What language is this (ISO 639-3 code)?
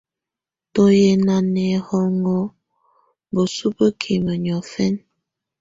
tvu